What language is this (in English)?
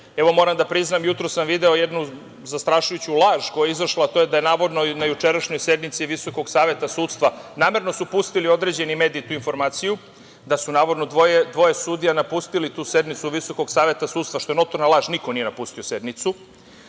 Serbian